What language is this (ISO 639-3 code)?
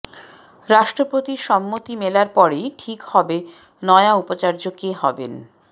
ben